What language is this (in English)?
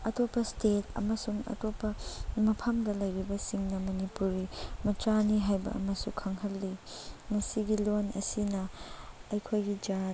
Manipuri